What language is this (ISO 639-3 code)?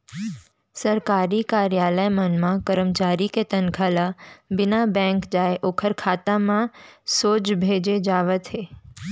hne